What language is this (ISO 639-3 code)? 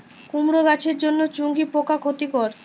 ben